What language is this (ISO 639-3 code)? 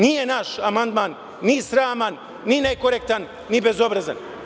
srp